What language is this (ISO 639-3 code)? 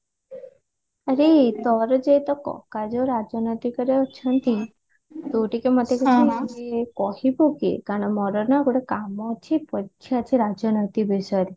ori